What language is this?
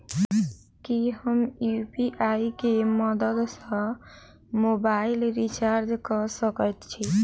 Maithili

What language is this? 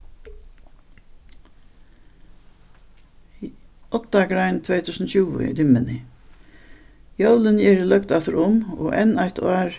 Faroese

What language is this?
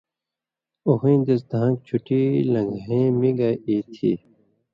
Indus Kohistani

